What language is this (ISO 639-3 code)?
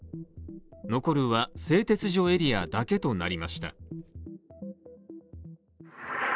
jpn